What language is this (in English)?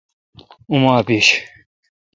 Kalkoti